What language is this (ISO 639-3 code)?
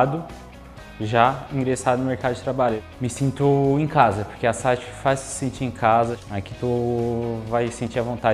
por